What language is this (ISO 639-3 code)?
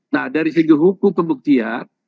ind